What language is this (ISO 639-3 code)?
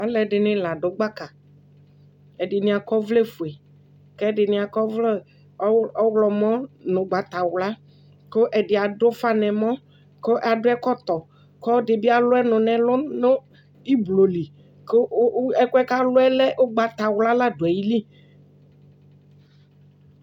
kpo